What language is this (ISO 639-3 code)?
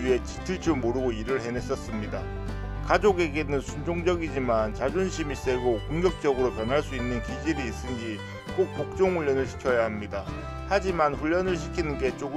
kor